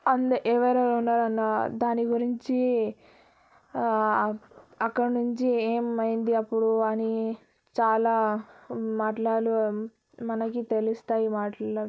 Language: Telugu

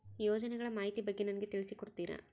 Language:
Kannada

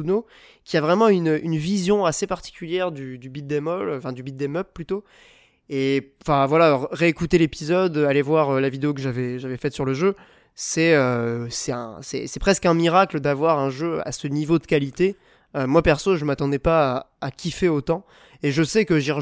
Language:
French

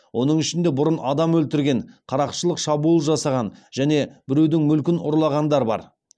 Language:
Kazakh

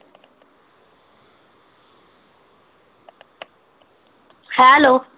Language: Punjabi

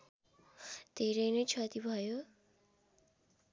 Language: Nepali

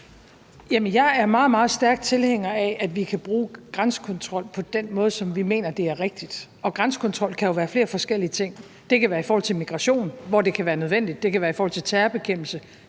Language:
Danish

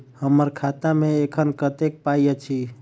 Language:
Maithili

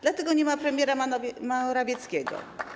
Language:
Polish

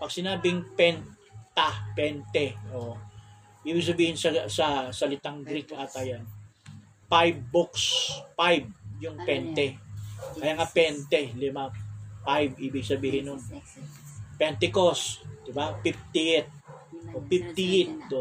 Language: Filipino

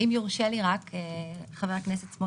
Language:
Hebrew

